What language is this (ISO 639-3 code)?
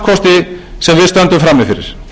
isl